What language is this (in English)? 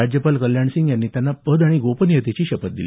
Marathi